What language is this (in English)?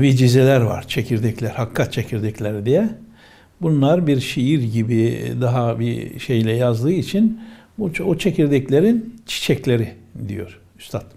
Turkish